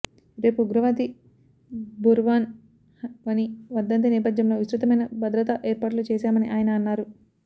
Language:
Telugu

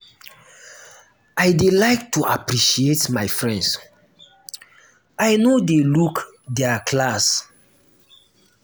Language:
Nigerian Pidgin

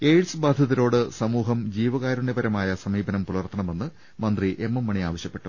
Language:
Malayalam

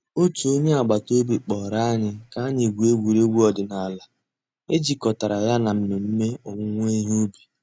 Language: Igbo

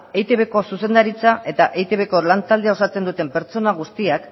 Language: Basque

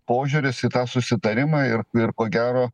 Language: Lithuanian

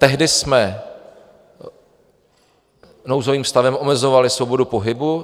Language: Czech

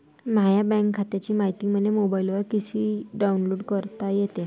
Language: Marathi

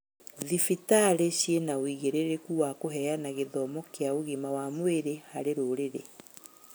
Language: Kikuyu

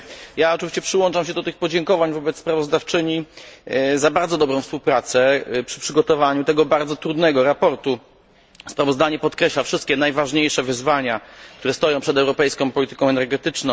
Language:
Polish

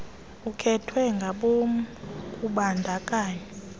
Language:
Xhosa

